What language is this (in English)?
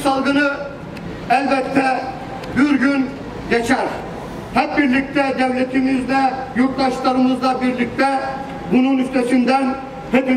Turkish